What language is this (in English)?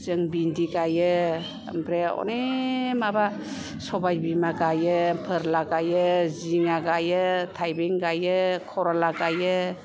Bodo